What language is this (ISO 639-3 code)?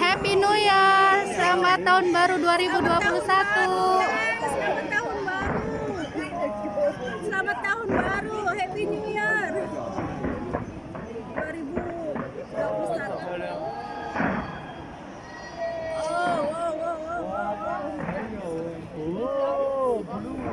ind